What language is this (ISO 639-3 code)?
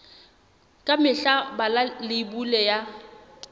sot